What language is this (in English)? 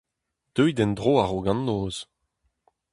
Breton